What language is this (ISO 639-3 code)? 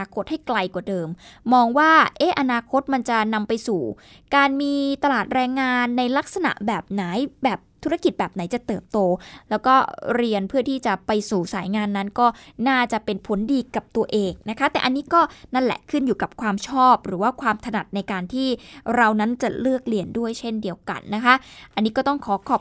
tha